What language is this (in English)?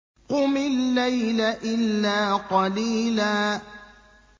Arabic